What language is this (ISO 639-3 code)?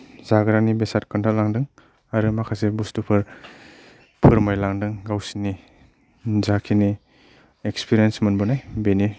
brx